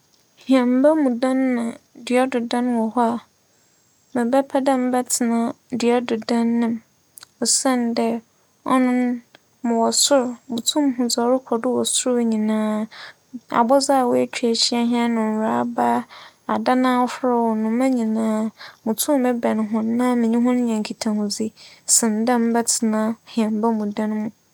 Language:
Akan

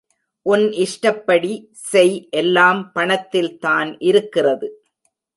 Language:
Tamil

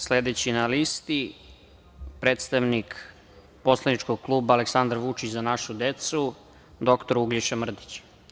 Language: Serbian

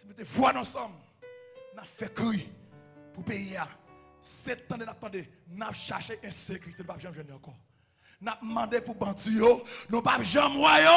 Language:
French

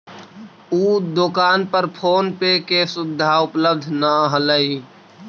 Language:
Magahi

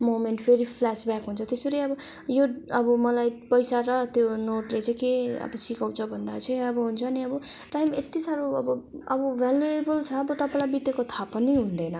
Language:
Nepali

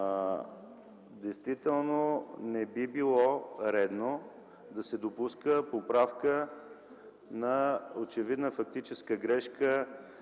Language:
Bulgarian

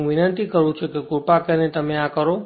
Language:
Gujarati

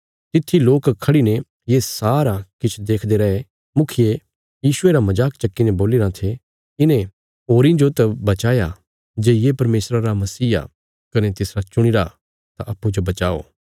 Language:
Bilaspuri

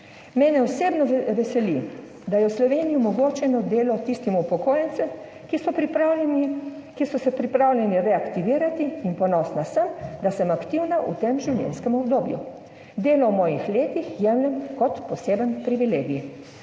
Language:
Slovenian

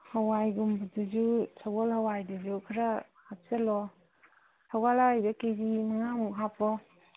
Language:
Manipuri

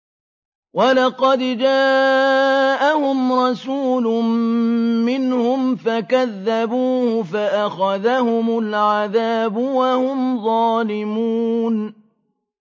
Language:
Arabic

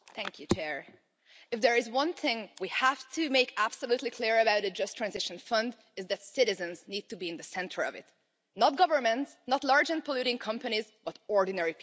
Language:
English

